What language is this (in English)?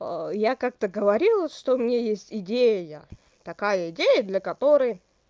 Russian